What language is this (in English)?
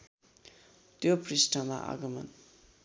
Nepali